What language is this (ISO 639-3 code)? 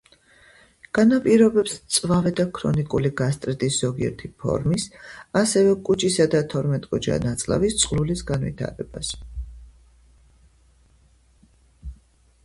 kat